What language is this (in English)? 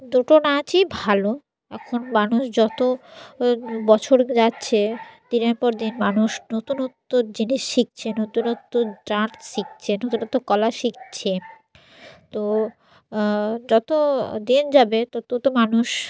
Bangla